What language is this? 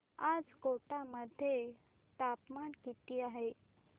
Marathi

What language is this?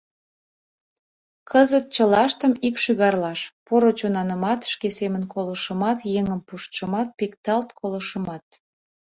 Mari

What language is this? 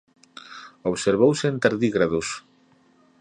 Galician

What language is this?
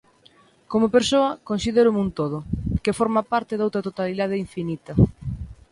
Galician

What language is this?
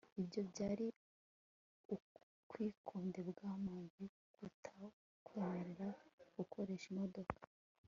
Kinyarwanda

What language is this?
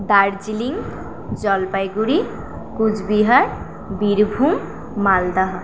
Bangla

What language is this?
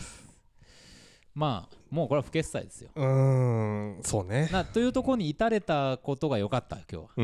Japanese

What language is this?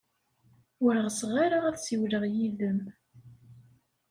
Kabyle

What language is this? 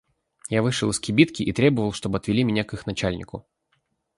Russian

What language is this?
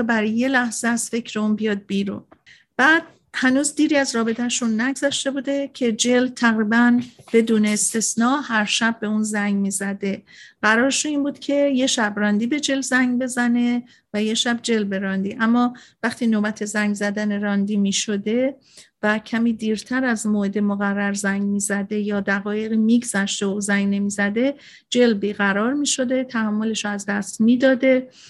Persian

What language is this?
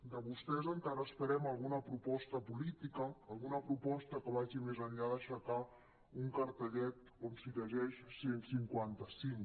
Catalan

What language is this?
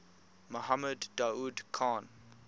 English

